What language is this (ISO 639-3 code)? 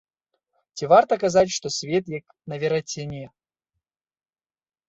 bel